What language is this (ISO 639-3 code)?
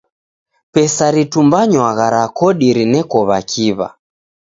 dav